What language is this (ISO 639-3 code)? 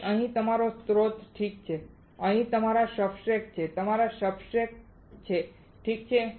guj